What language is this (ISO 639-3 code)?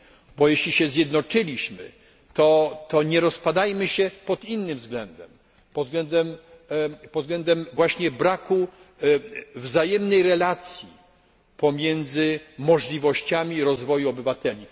pol